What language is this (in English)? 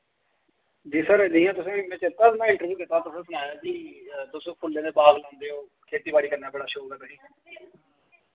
Dogri